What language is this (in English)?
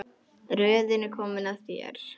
Icelandic